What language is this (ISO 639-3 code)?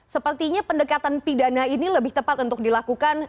ind